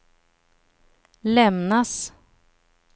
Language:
Swedish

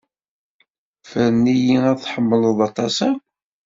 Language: Kabyle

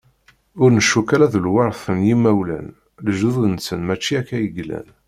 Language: Kabyle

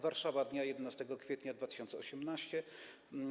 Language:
Polish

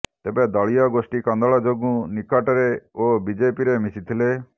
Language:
Odia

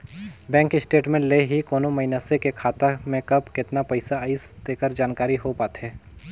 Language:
Chhattisgarhi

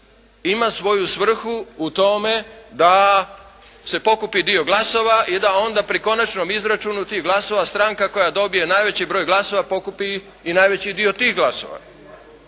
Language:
Croatian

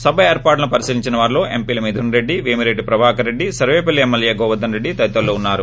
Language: Telugu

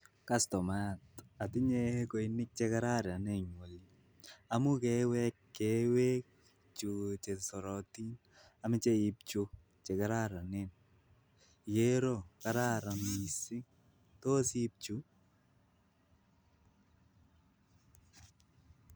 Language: Kalenjin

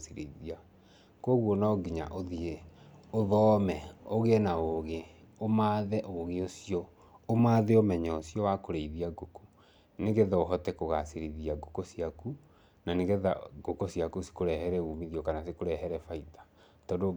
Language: Kikuyu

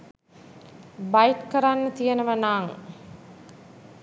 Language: Sinhala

